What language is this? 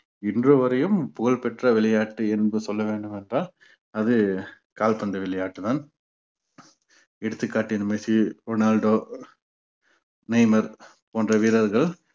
Tamil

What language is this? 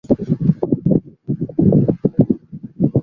Bangla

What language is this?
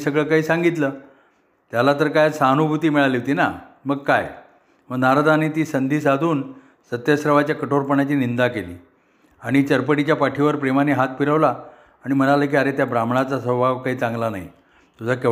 Marathi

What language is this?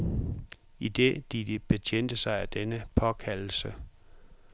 Danish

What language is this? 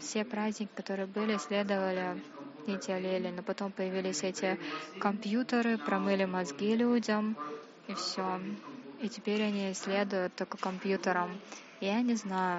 Russian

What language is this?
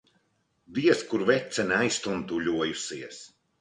Latvian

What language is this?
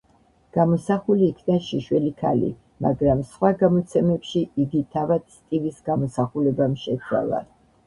Georgian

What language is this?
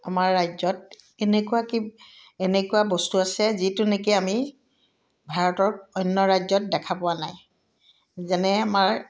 Assamese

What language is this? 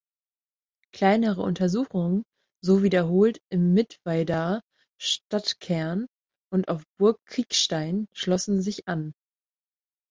German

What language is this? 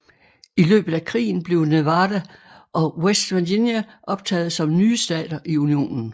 Danish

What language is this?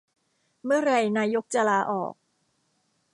Thai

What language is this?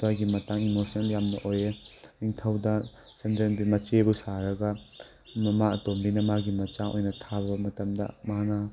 Manipuri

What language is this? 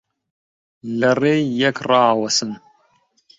Central Kurdish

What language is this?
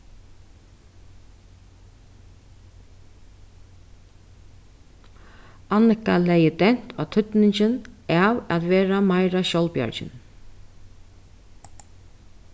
Faroese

